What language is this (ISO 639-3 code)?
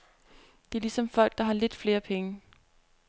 dan